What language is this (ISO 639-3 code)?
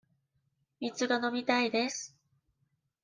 jpn